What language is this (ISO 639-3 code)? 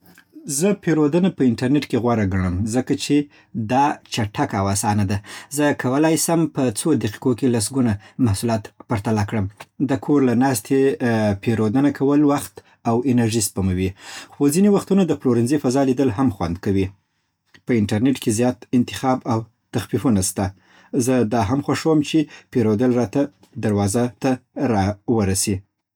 pbt